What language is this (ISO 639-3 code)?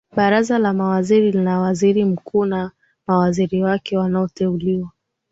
swa